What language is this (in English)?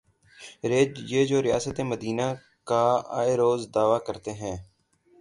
Urdu